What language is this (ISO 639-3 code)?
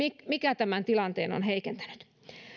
fin